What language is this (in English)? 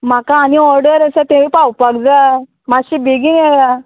Konkani